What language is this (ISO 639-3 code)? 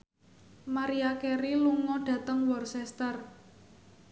jav